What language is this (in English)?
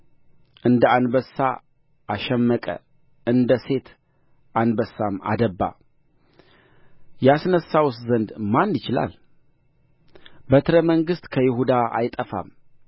Amharic